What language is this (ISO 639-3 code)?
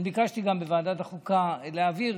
heb